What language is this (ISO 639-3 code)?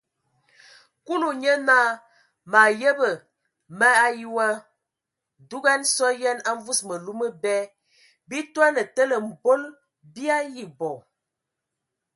ewo